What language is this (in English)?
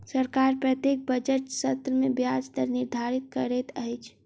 Maithili